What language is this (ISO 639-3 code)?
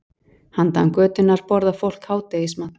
isl